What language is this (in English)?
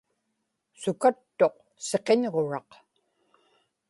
Inupiaq